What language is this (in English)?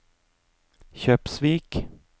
Norwegian